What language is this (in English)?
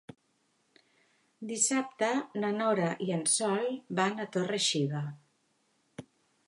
Catalan